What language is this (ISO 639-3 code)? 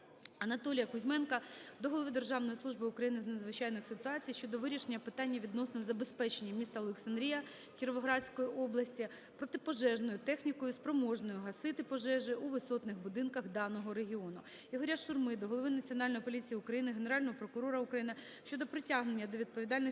ukr